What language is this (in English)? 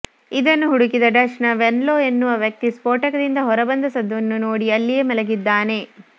Kannada